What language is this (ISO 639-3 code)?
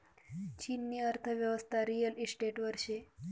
mar